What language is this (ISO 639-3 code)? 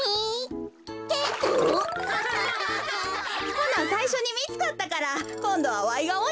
jpn